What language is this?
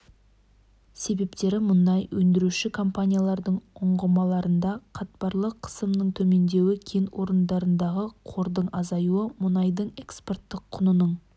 Kazakh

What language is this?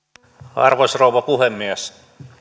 Finnish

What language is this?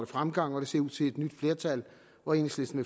Danish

